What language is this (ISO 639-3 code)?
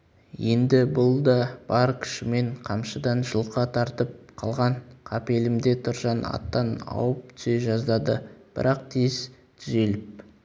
kaz